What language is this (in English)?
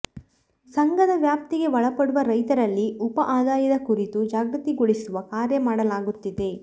Kannada